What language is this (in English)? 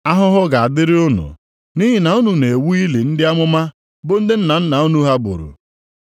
Igbo